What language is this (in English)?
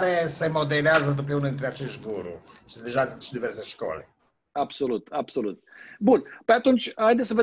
Romanian